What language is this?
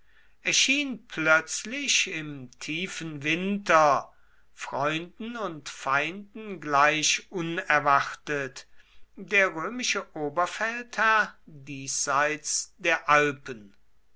German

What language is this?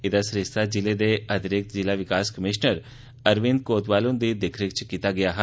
Dogri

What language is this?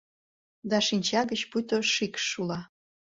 Mari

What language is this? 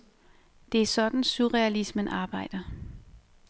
Danish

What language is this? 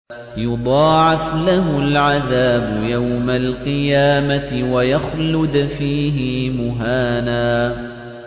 Arabic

